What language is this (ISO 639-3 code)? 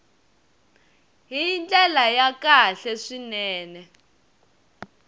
tso